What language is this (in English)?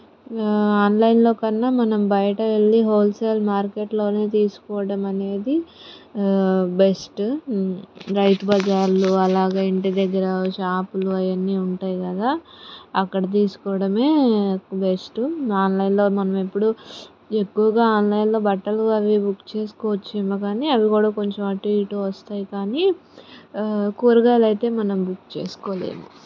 Telugu